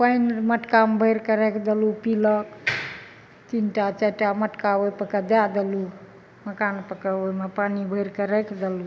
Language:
Maithili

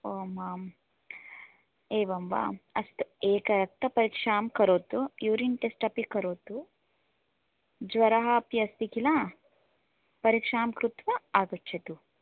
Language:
Sanskrit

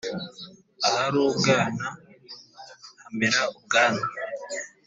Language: Kinyarwanda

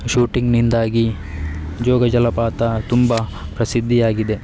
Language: Kannada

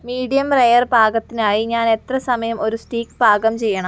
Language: Malayalam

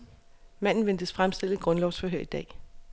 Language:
Danish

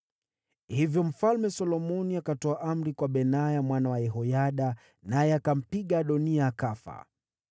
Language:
Swahili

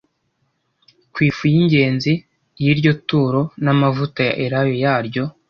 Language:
Kinyarwanda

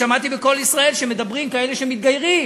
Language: Hebrew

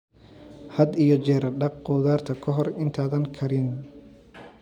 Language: Somali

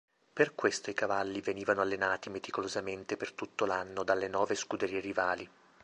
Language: Italian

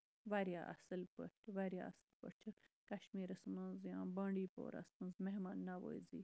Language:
Kashmiri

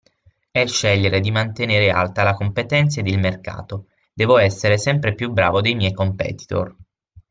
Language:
Italian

